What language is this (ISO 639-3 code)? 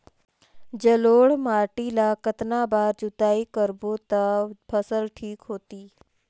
hne